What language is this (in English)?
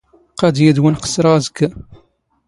Standard Moroccan Tamazight